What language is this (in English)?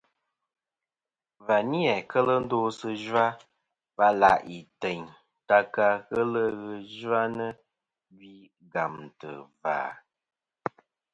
Kom